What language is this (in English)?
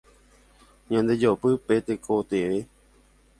Guarani